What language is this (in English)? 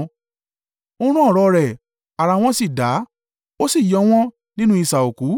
Yoruba